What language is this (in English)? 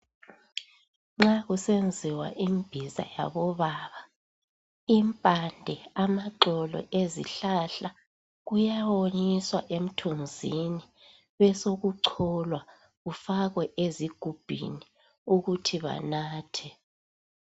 North Ndebele